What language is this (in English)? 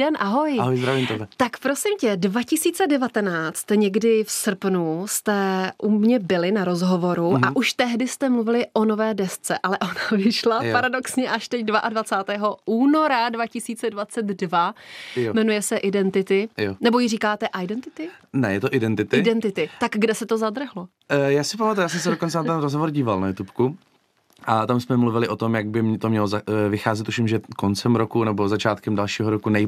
Czech